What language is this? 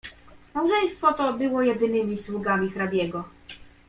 Polish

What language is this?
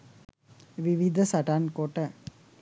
Sinhala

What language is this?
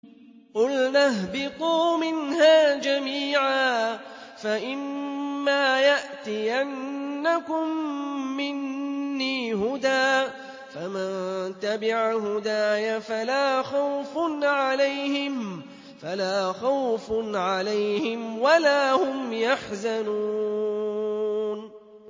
Arabic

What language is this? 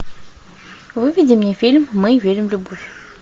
Russian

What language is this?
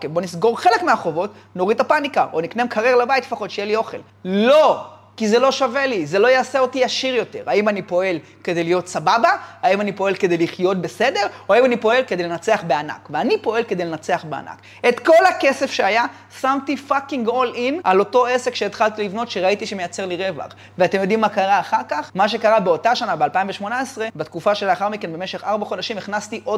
Hebrew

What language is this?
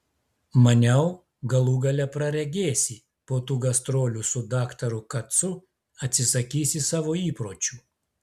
Lithuanian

